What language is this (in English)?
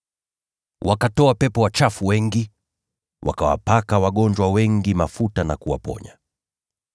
Swahili